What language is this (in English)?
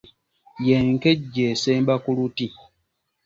Ganda